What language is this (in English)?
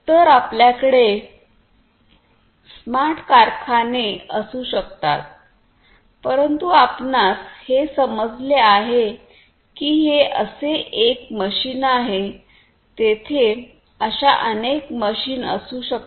Marathi